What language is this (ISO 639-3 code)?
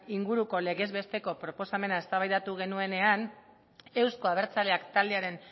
eus